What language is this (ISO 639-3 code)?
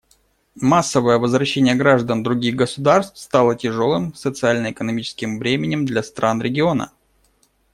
rus